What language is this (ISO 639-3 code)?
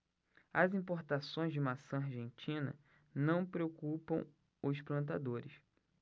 por